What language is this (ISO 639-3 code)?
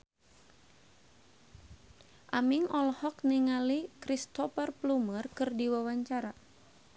sun